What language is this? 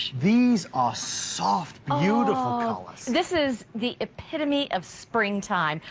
English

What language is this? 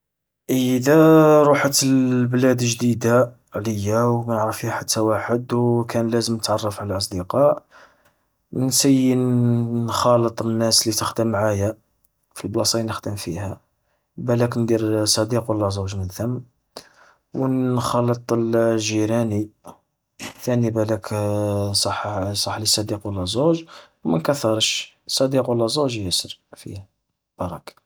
Algerian Arabic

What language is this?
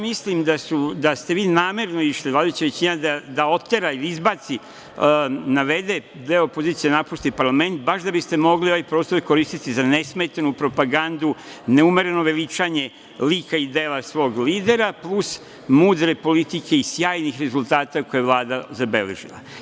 Serbian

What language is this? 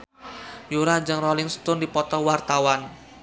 Sundanese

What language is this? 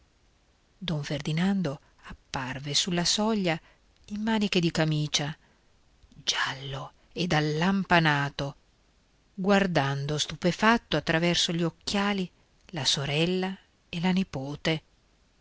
Italian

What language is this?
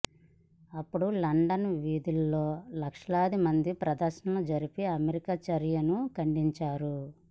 Telugu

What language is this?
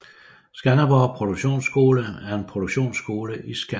Danish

